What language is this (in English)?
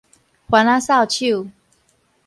Min Nan Chinese